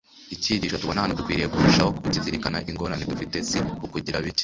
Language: Kinyarwanda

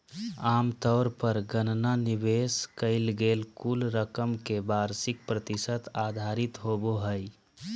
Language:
Magahi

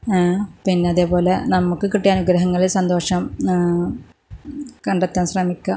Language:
Malayalam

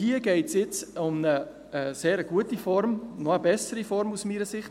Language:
Swiss German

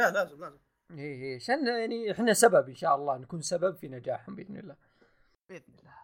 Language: Arabic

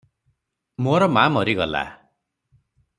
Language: Odia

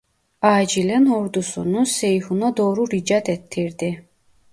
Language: Turkish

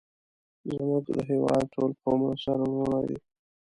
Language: Pashto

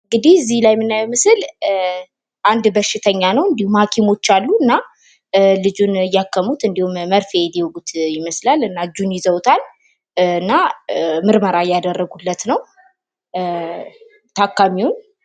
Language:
Amharic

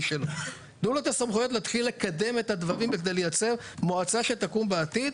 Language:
Hebrew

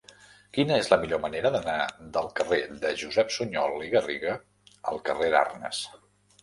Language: Catalan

